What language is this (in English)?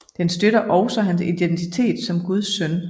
Danish